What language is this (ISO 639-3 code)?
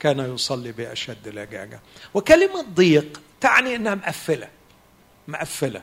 ara